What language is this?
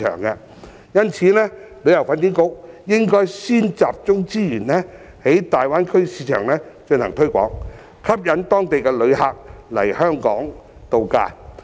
Cantonese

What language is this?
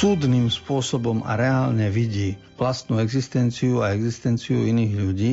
Slovak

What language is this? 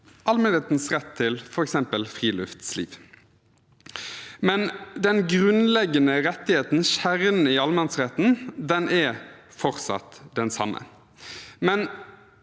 Norwegian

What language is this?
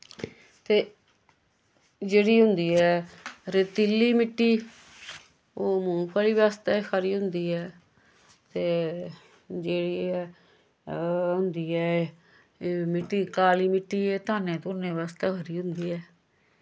Dogri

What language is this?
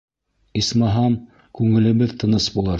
Bashkir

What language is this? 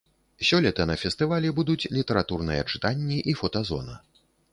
Belarusian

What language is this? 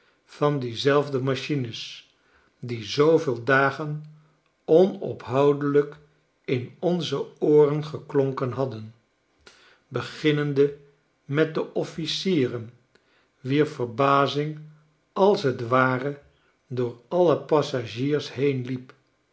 Dutch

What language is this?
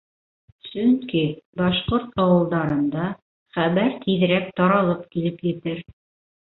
Bashkir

